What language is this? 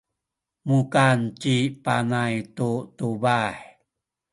Sakizaya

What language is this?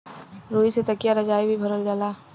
Bhojpuri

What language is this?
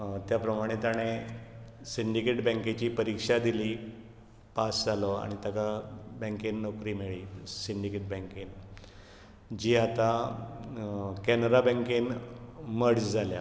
Konkani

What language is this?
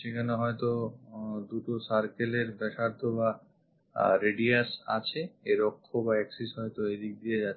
Bangla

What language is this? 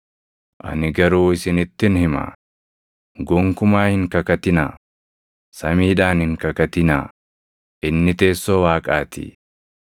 Oromo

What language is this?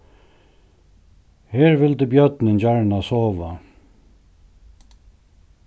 Faroese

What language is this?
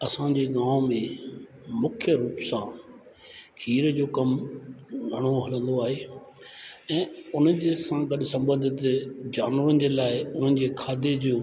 Sindhi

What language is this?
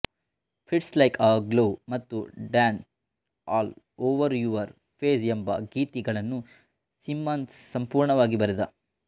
Kannada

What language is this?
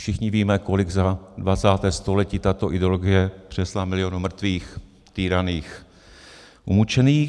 Czech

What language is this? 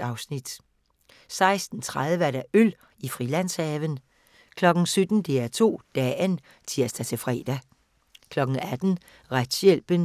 Danish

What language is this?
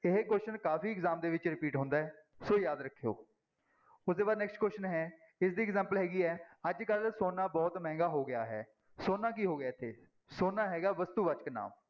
Punjabi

